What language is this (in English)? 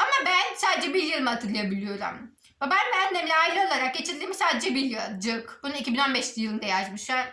Turkish